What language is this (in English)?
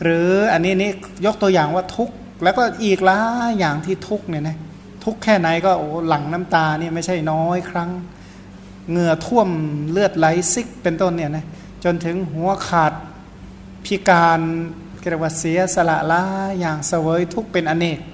Thai